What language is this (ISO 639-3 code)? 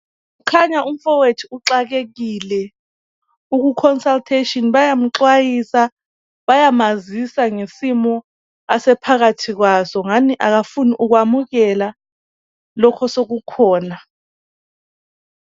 nde